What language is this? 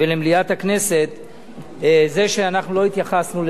Hebrew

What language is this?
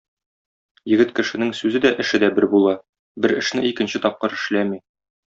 Tatar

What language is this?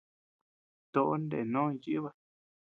Tepeuxila Cuicatec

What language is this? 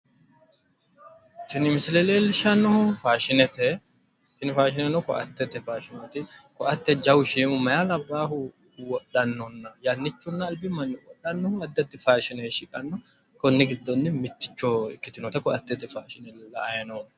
Sidamo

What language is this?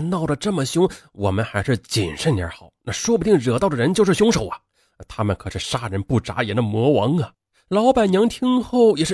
Chinese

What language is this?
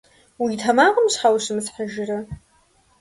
Kabardian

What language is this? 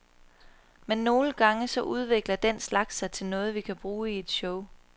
Danish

